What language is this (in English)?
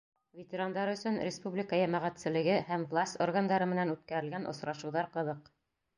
Bashkir